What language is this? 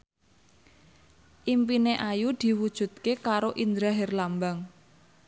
Javanese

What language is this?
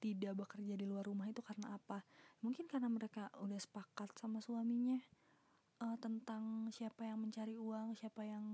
Indonesian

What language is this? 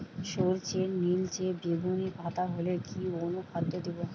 Bangla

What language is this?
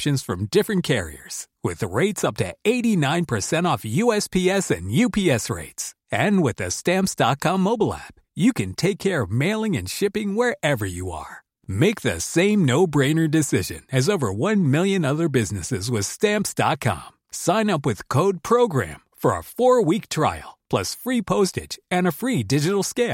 French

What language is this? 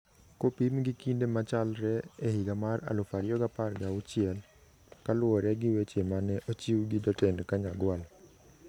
Luo (Kenya and Tanzania)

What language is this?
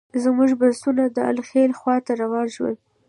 Pashto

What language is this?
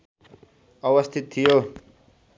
Nepali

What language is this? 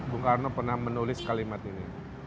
Indonesian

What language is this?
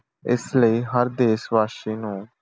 Punjabi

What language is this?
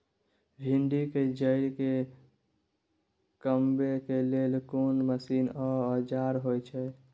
Maithili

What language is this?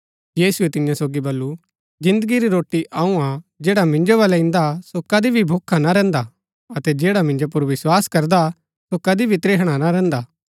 Gaddi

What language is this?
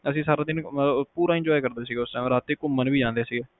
Punjabi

